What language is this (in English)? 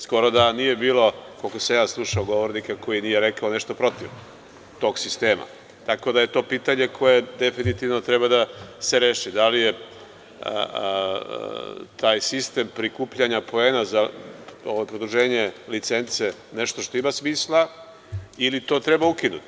Serbian